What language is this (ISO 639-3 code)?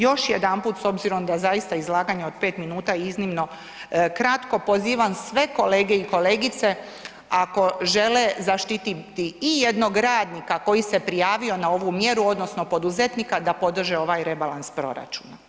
hrv